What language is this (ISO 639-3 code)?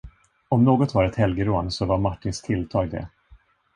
swe